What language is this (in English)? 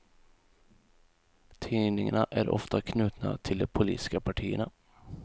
Swedish